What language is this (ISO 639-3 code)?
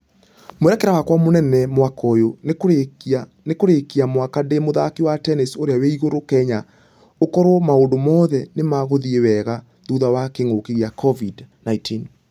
kik